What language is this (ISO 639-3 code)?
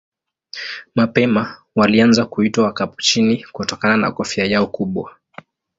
swa